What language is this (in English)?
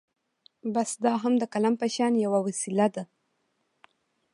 Pashto